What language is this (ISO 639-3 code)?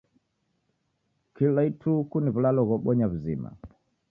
dav